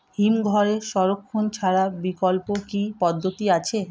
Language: Bangla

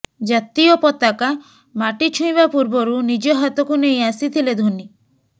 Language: Odia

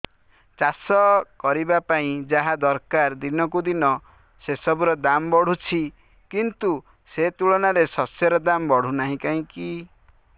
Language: Odia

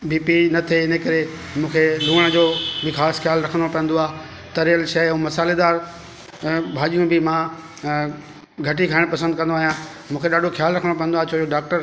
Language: Sindhi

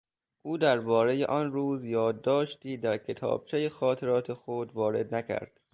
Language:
Persian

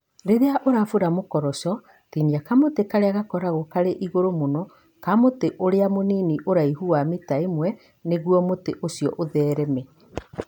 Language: Kikuyu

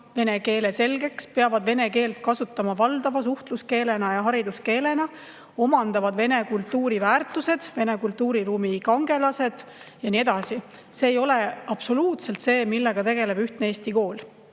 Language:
Estonian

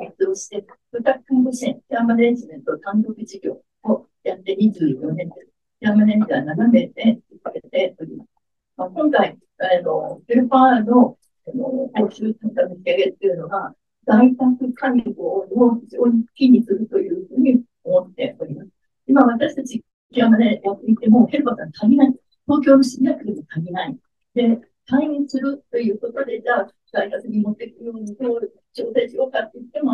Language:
Japanese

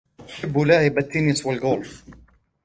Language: Arabic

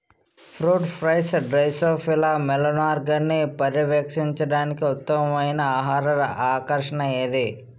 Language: Telugu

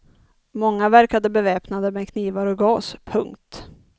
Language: Swedish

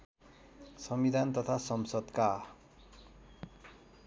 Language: Nepali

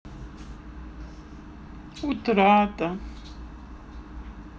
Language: Russian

